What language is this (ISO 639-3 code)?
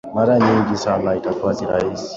swa